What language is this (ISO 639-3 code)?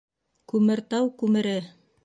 bak